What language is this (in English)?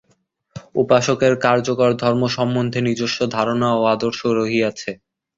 Bangla